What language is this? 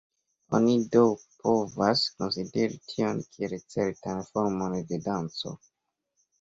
Esperanto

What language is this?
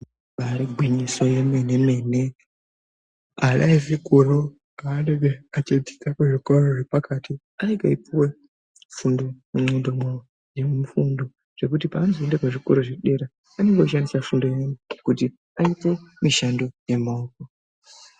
Ndau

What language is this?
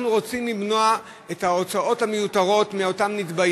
Hebrew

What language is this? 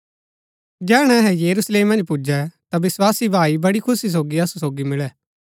Gaddi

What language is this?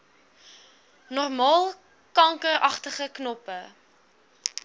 Afrikaans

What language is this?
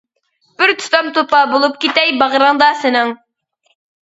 Uyghur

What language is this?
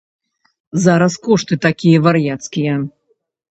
Belarusian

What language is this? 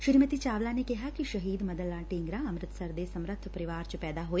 Punjabi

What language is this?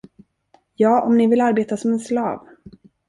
Swedish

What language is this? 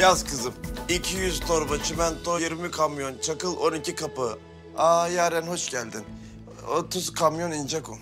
Turkish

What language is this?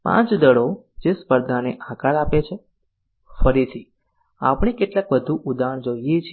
Gujarati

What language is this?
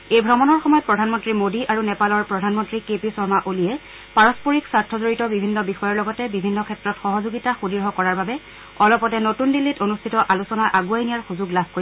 Assamese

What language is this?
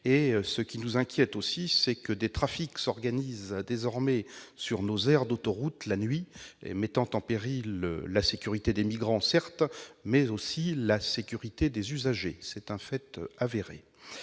French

